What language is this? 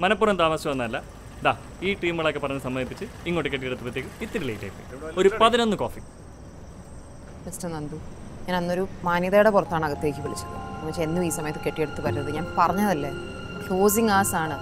Malayalam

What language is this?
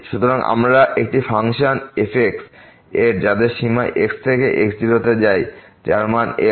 Bangla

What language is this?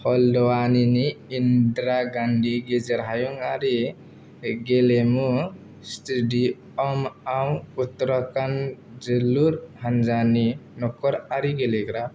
Bodo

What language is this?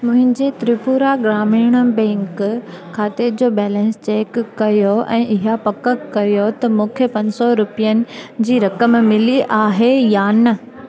Sindhi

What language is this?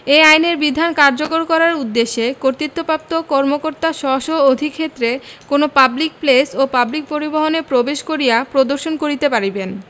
Bangla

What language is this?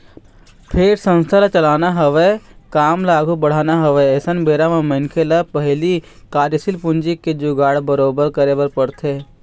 Chhattisgarhi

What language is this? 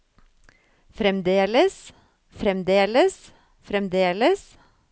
Norwegian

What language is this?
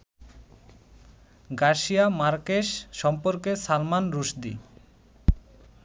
Bangla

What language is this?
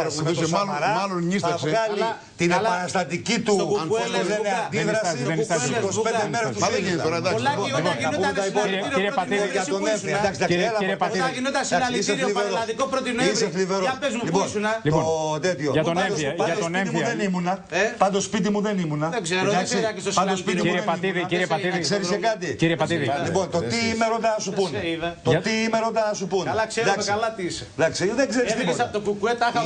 Greek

